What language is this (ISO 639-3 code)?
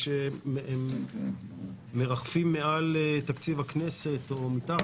heb